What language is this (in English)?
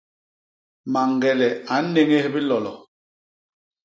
Basaa